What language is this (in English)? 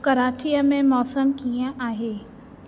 Sindhi